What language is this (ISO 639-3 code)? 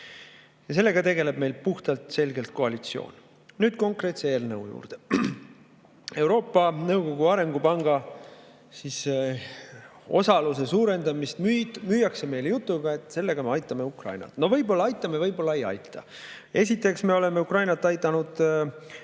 est